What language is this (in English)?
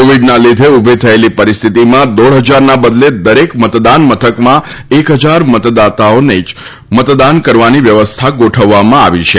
Gujarati